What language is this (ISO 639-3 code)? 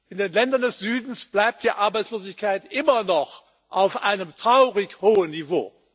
deu